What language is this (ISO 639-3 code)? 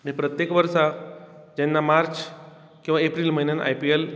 kok